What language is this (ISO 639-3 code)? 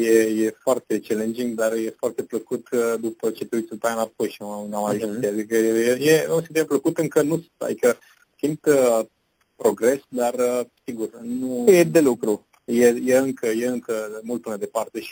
ron